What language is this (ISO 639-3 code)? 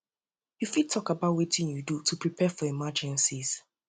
pcm